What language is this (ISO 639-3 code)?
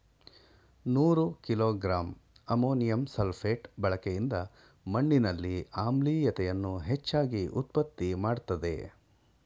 kan